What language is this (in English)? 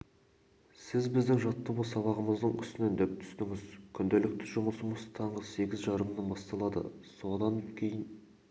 Kazakh